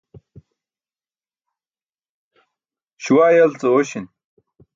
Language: Burushaski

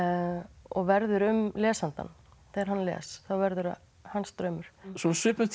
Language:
Icelandic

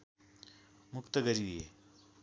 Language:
Nepali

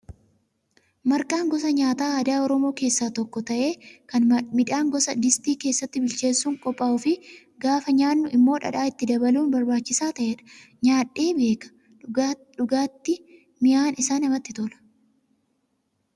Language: Oromo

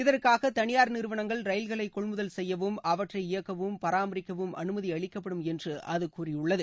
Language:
Tamil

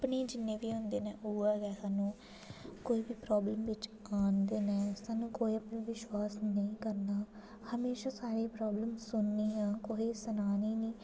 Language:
Dogri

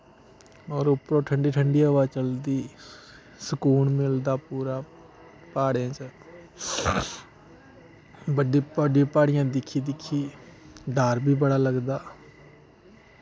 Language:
Dogri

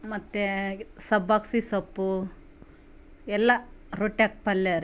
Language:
Kannada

